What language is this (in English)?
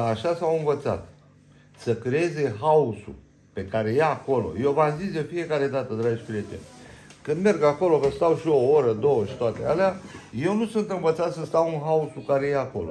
Romanian